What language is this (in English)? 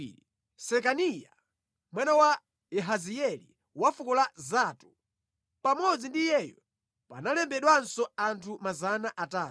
Nyanja